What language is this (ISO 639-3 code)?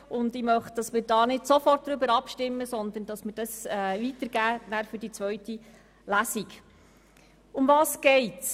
gsw